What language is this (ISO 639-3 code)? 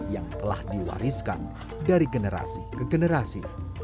ind